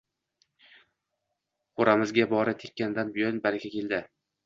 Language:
Uzbek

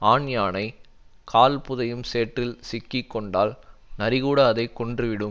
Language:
Tamil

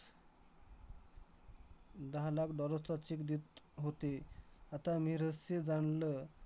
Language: Marathi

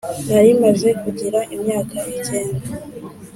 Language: Kinyarwanda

